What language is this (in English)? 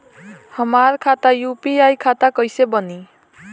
Bhojpuri